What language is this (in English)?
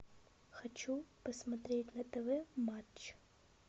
Russian